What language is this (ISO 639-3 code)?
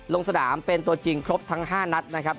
tha